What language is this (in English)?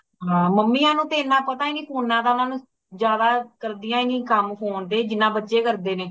Punjabi